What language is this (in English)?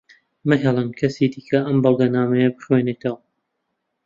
Central Kurdish